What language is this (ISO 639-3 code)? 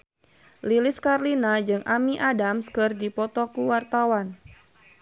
sun